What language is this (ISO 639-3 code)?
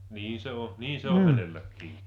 fin